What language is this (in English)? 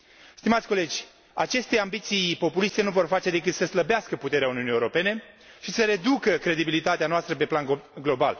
Romanian